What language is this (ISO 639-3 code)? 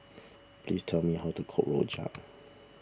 eng